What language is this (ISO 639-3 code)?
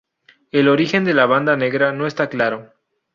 spa